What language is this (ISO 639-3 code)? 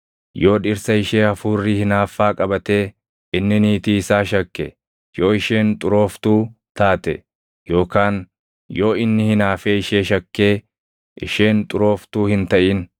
orm